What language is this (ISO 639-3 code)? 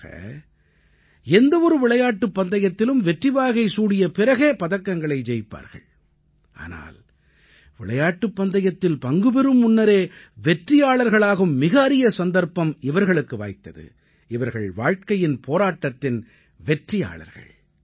tam